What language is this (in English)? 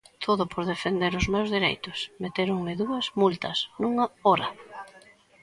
Galician